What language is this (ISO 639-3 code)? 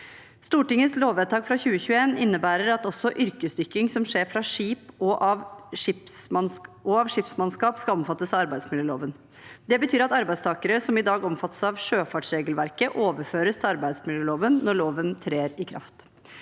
nor